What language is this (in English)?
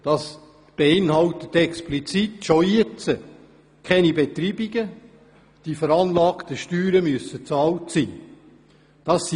Swiss German